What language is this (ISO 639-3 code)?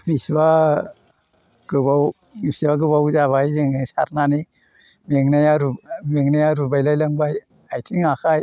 brx